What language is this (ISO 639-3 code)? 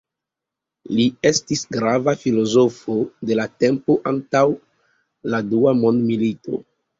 epo